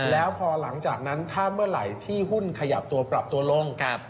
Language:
Thai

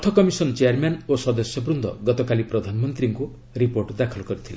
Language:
Odia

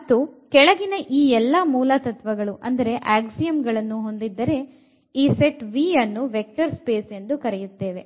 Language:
Kannada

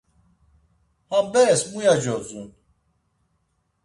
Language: Laz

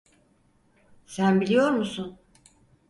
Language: Turkish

